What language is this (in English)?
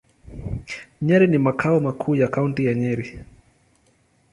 Swahili